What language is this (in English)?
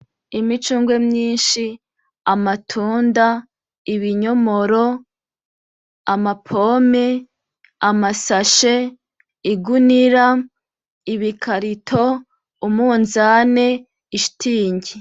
Rundi